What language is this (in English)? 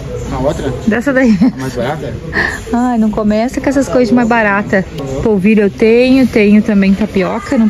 Portuguese